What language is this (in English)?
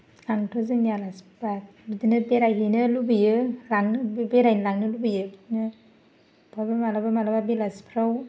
Bodo